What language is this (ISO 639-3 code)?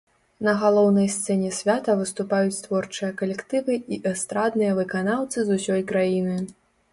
bel